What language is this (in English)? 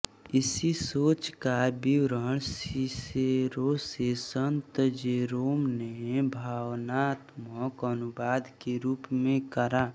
Hindi